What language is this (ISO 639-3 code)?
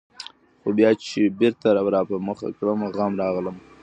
pus